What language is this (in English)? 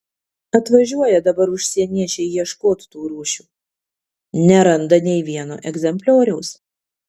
Lithuanian